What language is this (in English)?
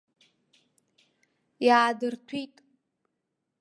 Abkhazian